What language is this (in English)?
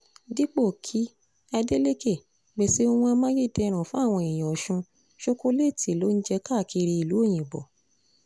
Yoruba